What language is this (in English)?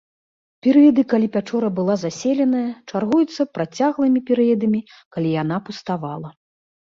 Belarusian